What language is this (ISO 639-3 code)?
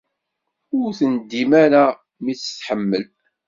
kab